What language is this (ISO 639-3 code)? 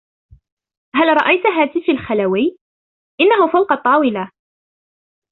ara